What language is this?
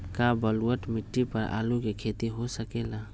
Magahi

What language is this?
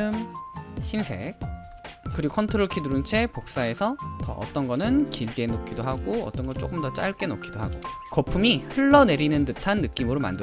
Korean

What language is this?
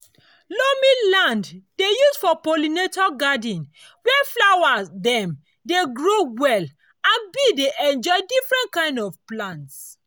Nigerian Pidgin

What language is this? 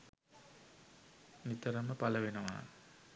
Sinhala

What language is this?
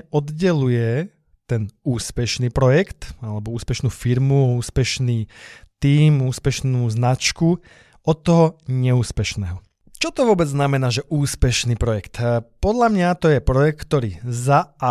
Slovak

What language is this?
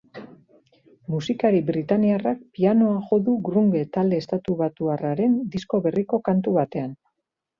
Basque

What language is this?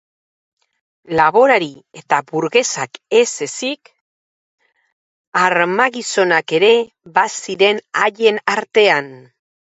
Basque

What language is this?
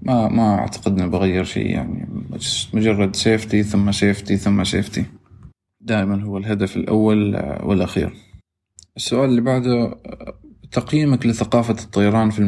Arabic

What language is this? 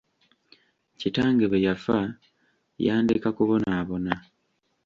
Ganda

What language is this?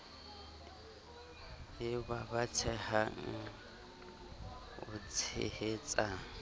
Southern Sotho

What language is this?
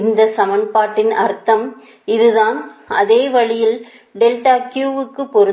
Tamil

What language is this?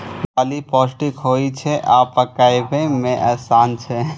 Maithili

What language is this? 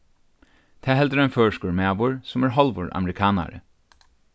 Faroese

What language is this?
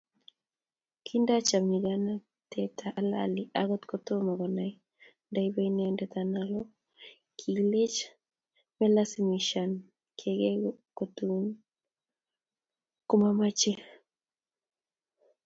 Kalenjin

